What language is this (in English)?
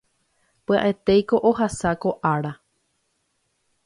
Guarani